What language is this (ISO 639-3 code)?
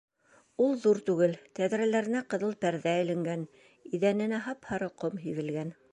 bak